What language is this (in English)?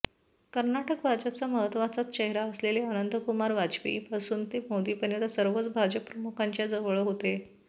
Marathi